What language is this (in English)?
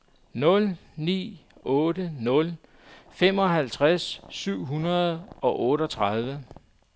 Danish